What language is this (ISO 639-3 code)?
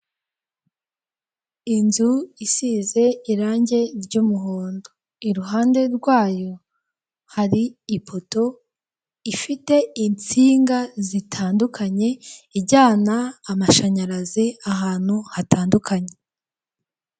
kin